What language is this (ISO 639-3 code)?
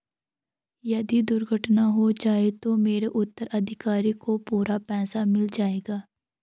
hin